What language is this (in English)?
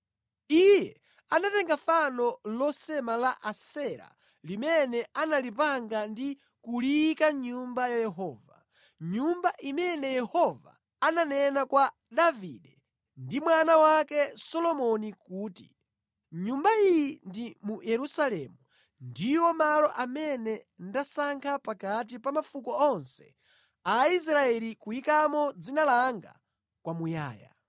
Nyanja